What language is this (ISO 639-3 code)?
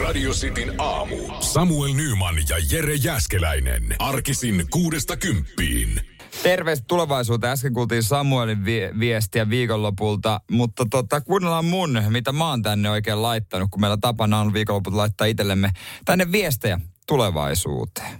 fin